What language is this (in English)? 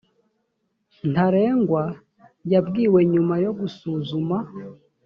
Kinyarwanda